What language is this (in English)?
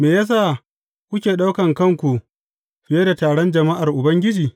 Hausa